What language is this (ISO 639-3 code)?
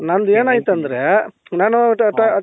kan